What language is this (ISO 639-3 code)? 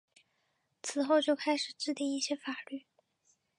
zho